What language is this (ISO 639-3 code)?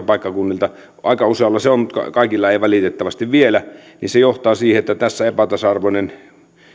fin